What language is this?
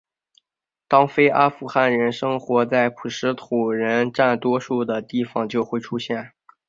Chinese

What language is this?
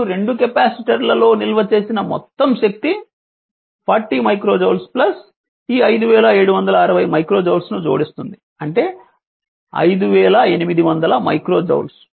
Telugu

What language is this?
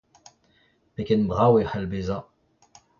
Breton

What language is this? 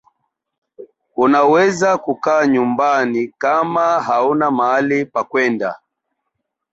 Swahili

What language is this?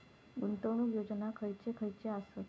Marathi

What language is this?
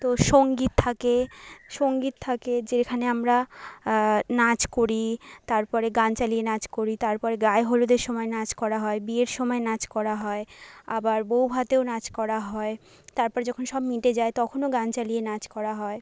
Bangla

